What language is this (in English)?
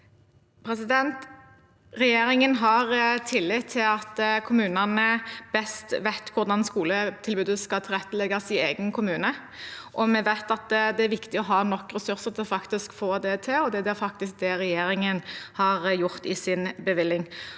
Norwegian